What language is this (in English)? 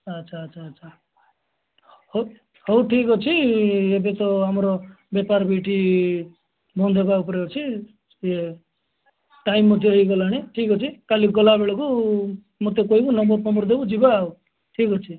Odia